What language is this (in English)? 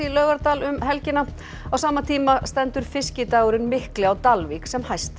Icelandic